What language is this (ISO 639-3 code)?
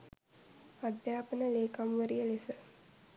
sin